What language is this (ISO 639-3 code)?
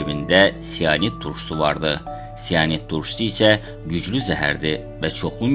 tur